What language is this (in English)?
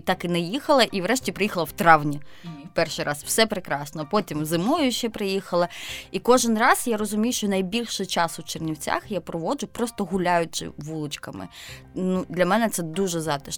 Ukrainian